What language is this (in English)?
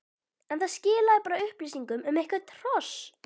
Icelandic